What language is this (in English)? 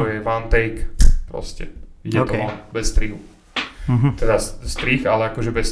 Slovak